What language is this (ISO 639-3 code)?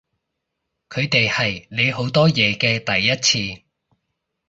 yue